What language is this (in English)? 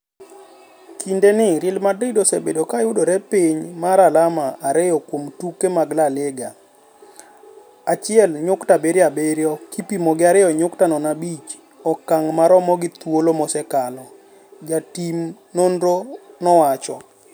Luo (Kenya and Tanzania)